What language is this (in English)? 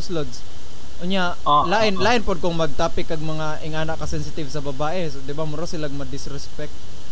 Filipino